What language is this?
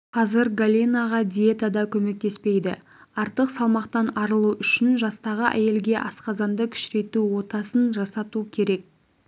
Kazakh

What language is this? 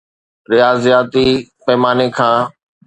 Sindhi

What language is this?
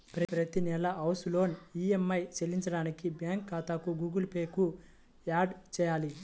Telugu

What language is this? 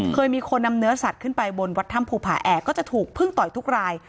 Thai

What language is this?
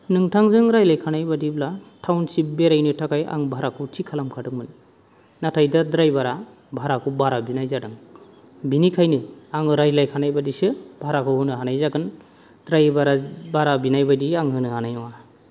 Bodo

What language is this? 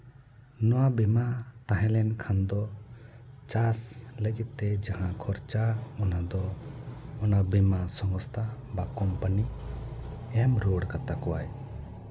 Santali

